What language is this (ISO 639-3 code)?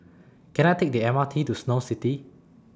eng